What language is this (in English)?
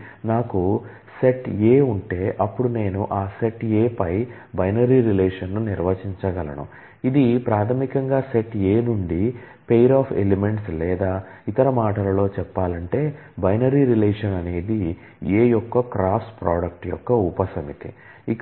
Telugu